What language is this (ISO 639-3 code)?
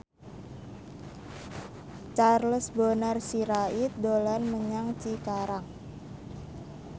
jav